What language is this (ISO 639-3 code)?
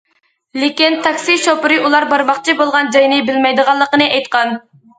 uig